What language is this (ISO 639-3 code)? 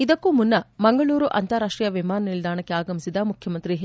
kan